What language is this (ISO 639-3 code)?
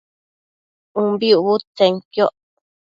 mcf